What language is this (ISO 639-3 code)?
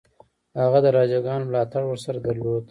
pus